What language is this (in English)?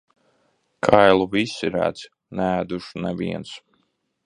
Latvian